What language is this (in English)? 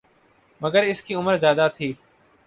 Urdu